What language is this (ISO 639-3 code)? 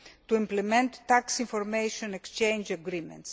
eng